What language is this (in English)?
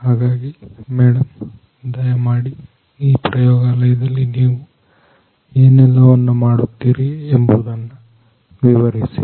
Kannada